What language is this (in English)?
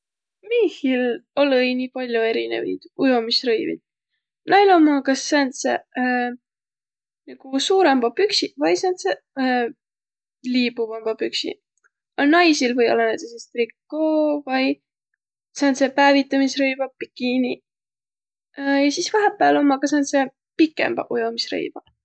Võro